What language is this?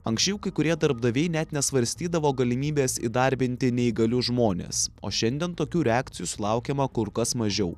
Lithuanian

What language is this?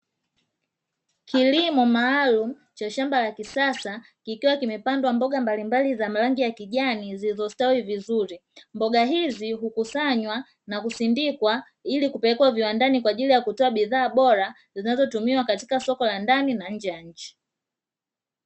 Swahili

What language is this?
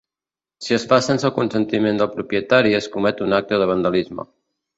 Catalan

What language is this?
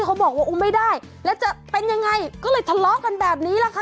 Thai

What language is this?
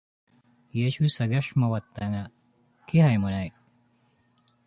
Japanese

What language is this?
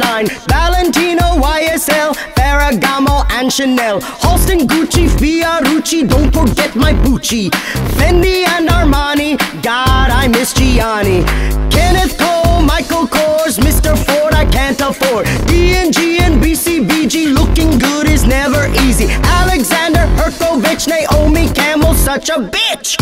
English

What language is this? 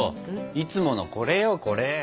Japanese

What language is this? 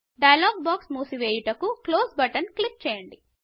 Telugu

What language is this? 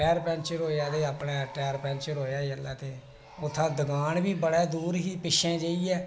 Dogri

